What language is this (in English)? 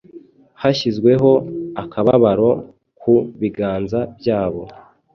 Kinyarwanda